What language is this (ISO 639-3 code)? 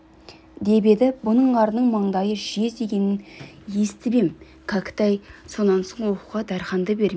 kaz